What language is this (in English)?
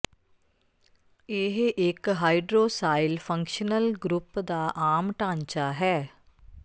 Punjabi